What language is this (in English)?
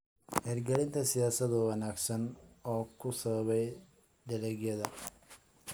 Somali